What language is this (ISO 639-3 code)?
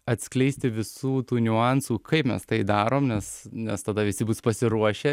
lit